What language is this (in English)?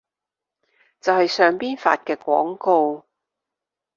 Cantonese